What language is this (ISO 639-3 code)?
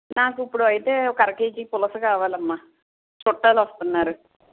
tel